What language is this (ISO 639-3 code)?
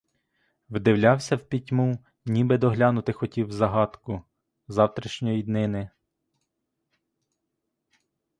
ukr